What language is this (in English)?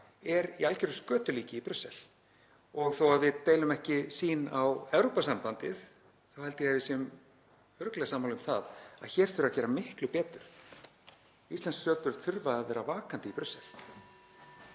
Icelandic